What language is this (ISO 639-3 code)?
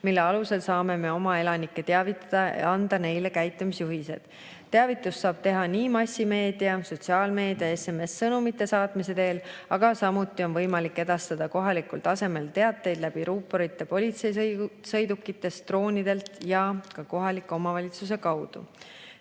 est